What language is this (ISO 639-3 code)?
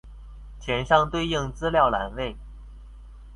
zho